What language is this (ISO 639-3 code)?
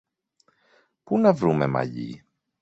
ell